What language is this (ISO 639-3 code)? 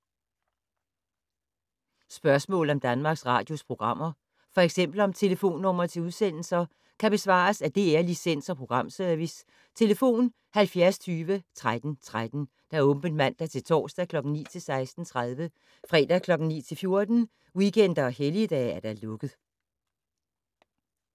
dan